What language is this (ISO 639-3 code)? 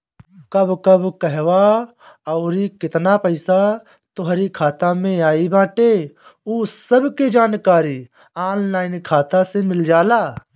bho